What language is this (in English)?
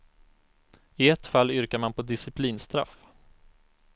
Swedish